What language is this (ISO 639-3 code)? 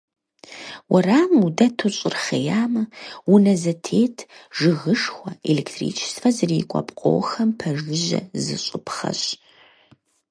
kbd